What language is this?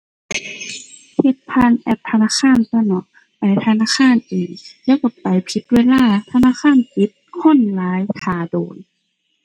Thai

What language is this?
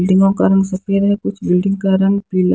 Hindi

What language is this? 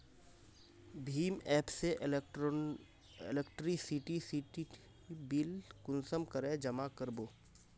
Magahi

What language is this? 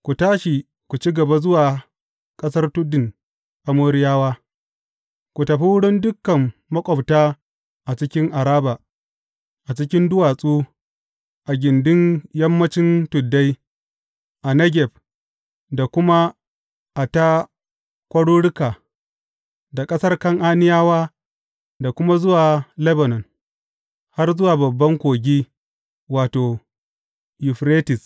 Hausa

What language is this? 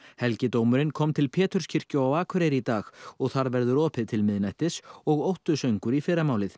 Icelandic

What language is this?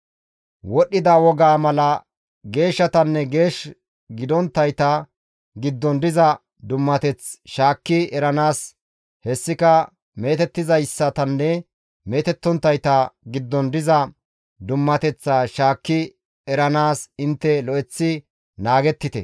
Gamo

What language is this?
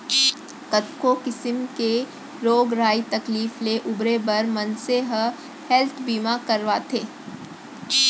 Chhattisgarhi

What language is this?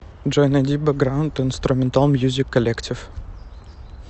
Russian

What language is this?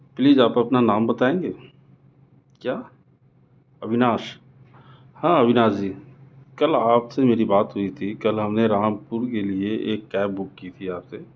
Urdu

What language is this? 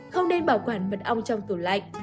Vietnamese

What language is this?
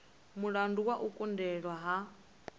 Venda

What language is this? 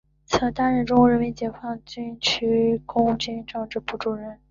Chinese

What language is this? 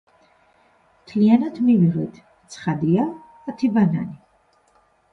Georgian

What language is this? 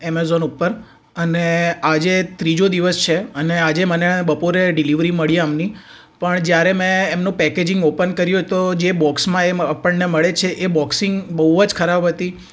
Gujarati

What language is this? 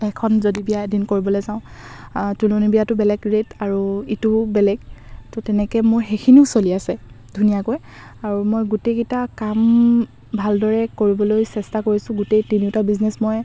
Assamese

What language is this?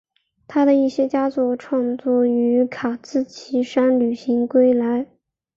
Chinese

